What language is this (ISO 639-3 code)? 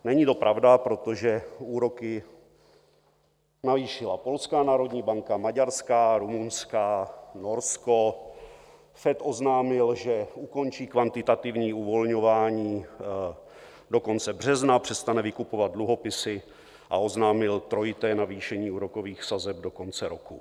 ces